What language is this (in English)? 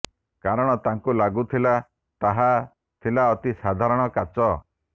Odia